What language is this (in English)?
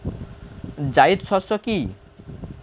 Bangla